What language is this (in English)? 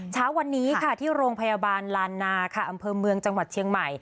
Thai